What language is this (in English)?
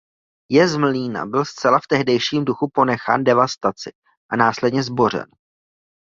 Czech